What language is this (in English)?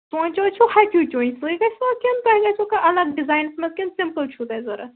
Kashmiri